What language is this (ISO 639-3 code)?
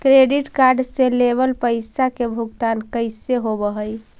mag